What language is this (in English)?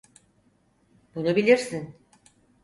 Turkish